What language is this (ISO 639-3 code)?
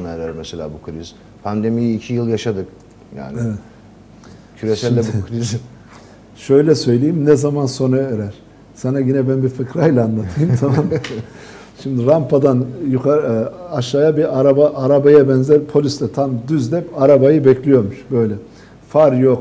tur